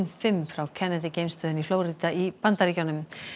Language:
Icelandic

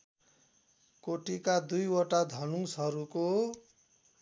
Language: Nepali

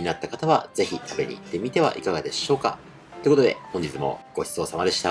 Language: Japanese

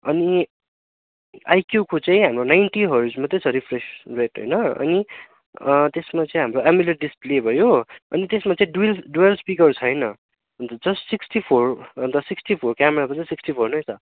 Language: Nepali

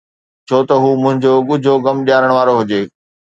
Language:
Sindhi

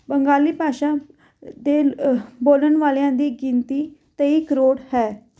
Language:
Punjabi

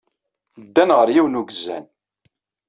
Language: Kabyle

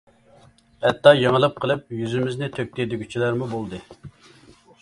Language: Uyghur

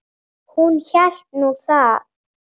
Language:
Icelandic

